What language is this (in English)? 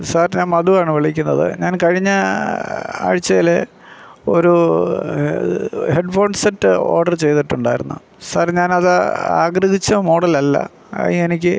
Malayalam